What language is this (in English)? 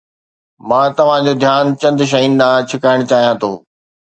Sindhi